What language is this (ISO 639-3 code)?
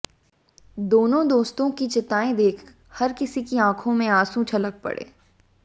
hin